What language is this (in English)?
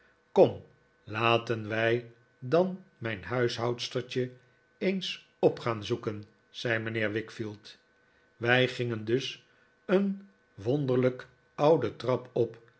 Dutch